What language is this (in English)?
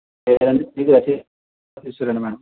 Telugu